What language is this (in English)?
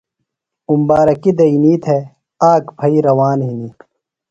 Phalura